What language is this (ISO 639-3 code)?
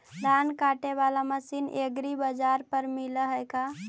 mag